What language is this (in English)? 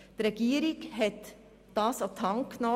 Swiss German